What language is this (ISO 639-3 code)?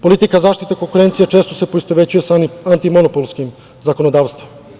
srp